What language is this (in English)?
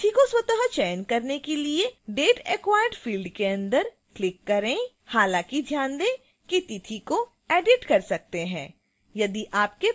Hindi